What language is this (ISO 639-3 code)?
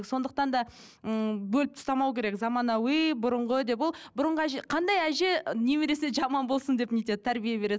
kaz